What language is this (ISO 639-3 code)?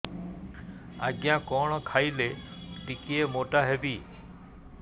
ori